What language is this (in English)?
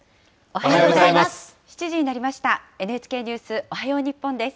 Japanese